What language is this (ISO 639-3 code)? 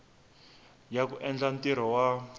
tso